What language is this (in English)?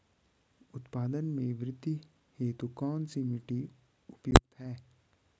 Hindi